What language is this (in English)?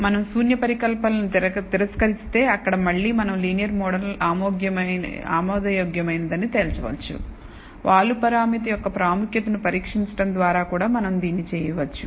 Telugu